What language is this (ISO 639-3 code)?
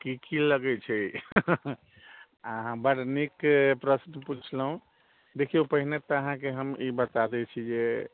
mai